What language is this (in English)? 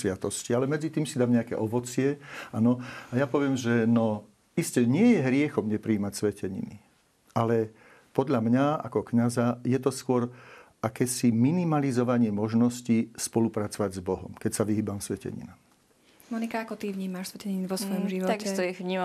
Slovak